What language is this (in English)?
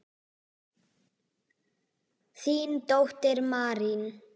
Icelandic